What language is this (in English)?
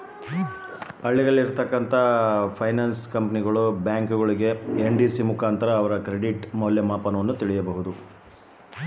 Kannada